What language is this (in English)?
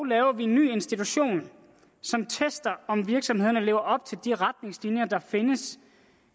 Danish